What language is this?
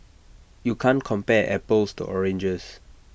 English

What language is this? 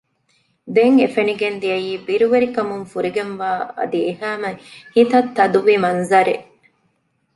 Divehi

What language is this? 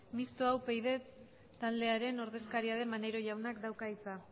Basque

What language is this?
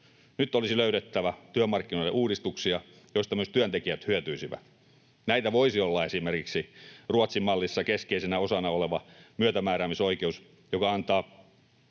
Finnish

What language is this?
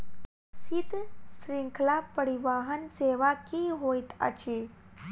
Maithili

